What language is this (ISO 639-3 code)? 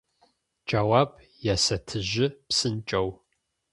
ady